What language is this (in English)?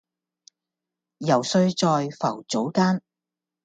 Cantonese